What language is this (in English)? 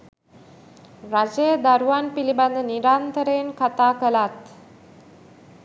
Sinhala